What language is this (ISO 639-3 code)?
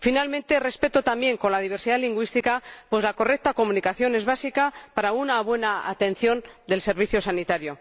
spa